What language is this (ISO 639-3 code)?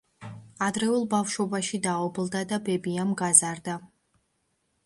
kat